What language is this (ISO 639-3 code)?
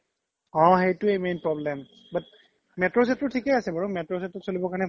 asm